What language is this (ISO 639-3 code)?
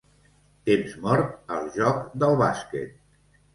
cat